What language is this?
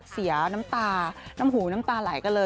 Thai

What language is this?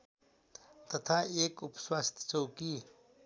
Nepali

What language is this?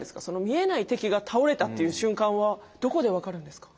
Japanese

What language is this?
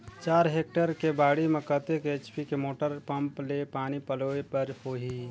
Chhattisgarhi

